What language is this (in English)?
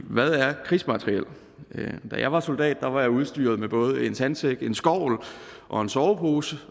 Danish